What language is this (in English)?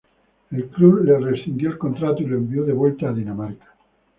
Spanish